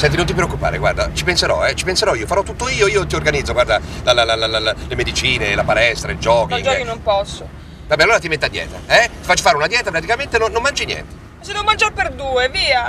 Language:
Italian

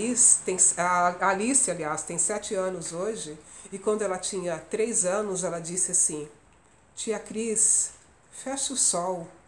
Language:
Portuguese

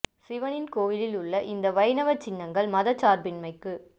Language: Tamil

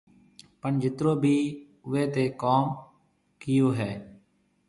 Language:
Marwari (Pakistan)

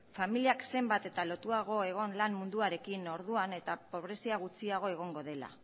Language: Basque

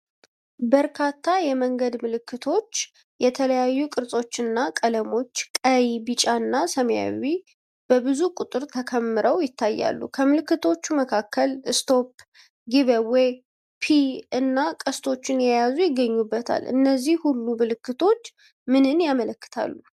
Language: Amharic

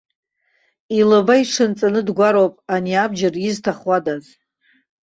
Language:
Abkhazian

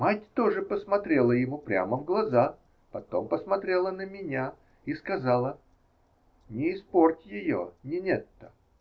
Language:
Russian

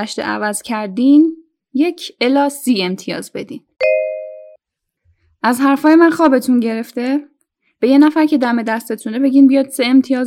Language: Persian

